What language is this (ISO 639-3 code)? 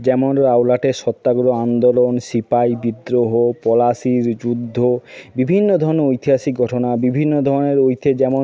ben